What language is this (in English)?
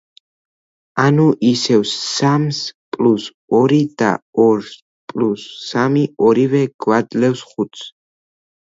Georgian